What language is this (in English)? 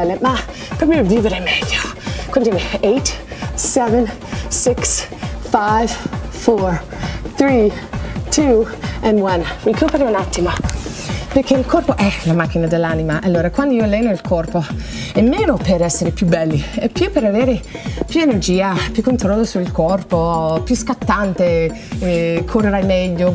Italian